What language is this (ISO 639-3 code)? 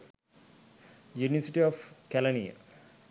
sin